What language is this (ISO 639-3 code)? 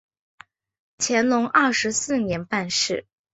zho